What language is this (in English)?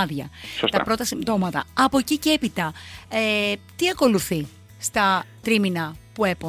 Greek